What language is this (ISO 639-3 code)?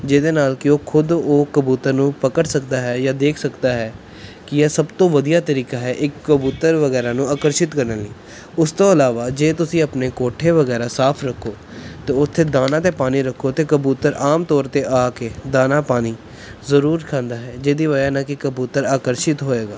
pan